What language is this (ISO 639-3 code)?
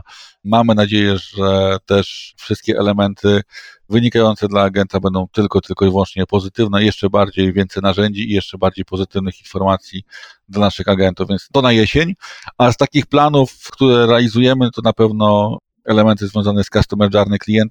pol